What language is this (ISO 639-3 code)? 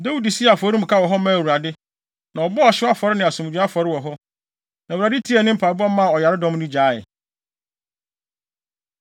aka